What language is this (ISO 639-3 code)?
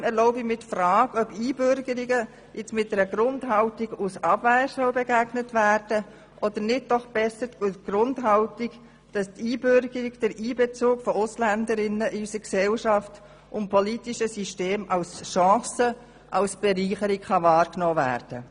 gsw